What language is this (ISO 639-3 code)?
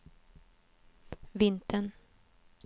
swe